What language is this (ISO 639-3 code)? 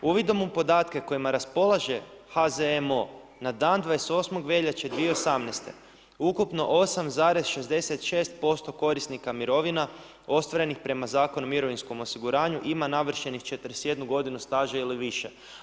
hrv